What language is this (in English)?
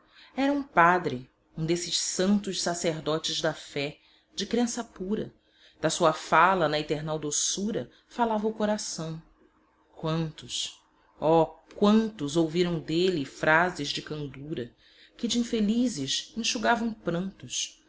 Portuguese